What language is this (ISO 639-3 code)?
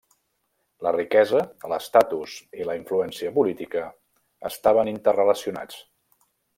cat